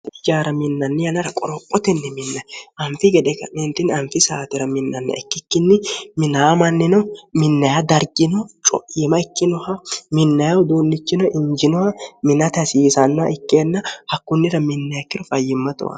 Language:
Sidamo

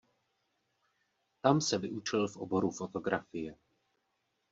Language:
Czech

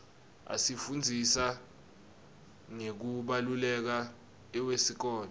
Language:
Swati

